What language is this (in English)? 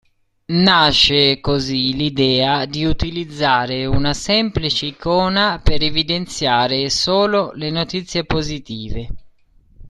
Italian